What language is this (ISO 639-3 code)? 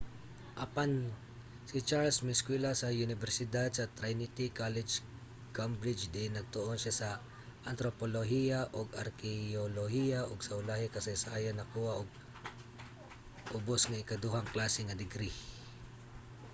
ceb